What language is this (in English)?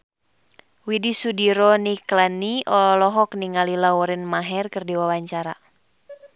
Sundanese